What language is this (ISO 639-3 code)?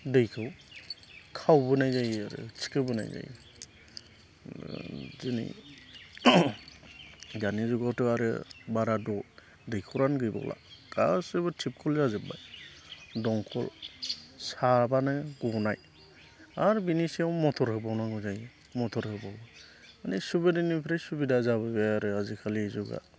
brx